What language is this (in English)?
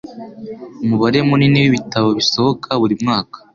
Kinyarwanda